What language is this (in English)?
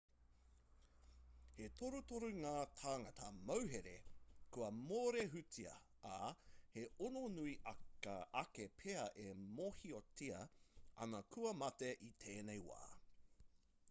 Māori